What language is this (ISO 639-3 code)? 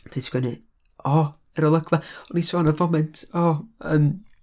cym